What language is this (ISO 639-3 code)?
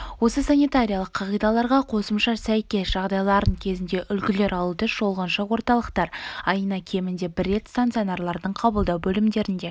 kaz